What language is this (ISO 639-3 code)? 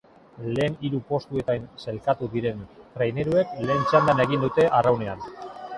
eus